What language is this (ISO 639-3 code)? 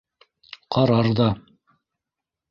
bak